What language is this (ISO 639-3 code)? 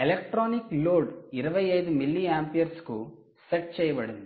tel